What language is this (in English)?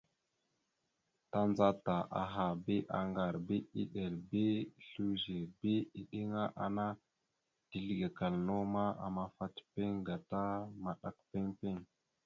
Mada (Cameroon)